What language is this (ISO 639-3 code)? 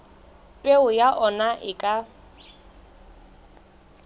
sot